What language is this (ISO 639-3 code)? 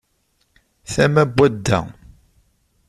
kab